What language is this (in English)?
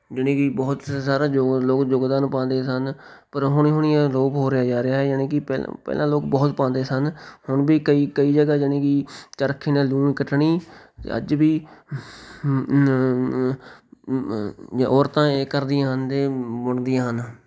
Punjabi